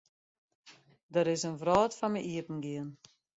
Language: Western Frisian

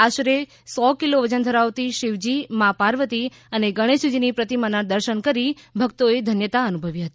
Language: Gujarati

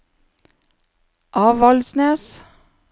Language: Norwegian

